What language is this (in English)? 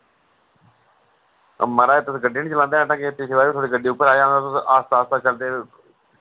Dogri